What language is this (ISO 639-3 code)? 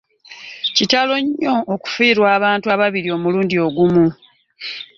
lug